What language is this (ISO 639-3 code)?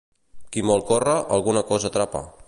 cat